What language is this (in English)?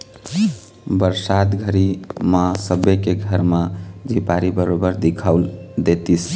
Chhattisgarhi